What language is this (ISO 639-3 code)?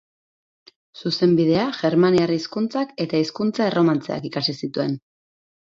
eus